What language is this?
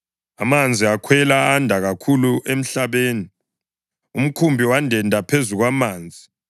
North Ndebele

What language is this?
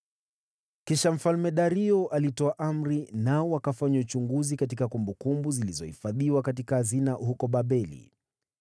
Swahili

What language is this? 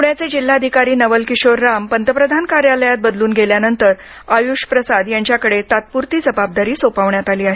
Marathi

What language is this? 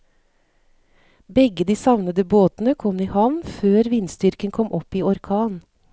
Norwegian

